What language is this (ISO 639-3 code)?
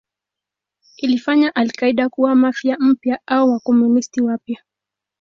swa